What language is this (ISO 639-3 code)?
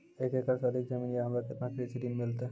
mai